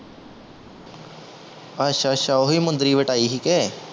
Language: Punjabi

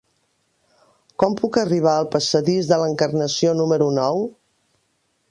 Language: Catalan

